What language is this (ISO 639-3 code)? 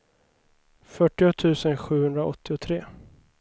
swe